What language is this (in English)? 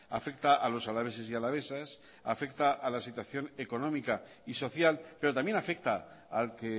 Spanish